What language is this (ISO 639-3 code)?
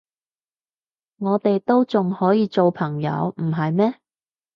yue